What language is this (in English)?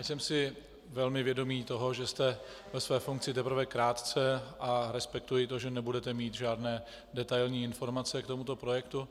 Czech